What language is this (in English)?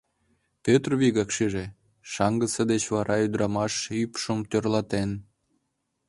Mari